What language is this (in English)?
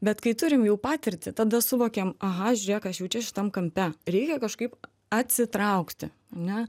Lithuanian